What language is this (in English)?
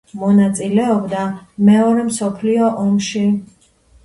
Georgian